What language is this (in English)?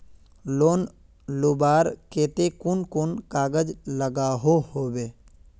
Magahi